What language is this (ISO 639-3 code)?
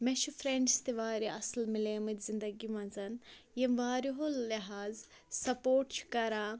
kas